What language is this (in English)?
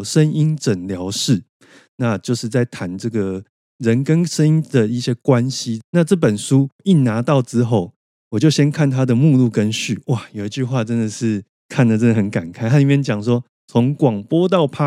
Chinese